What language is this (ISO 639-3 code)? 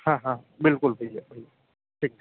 hin